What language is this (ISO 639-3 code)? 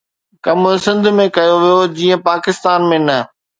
snd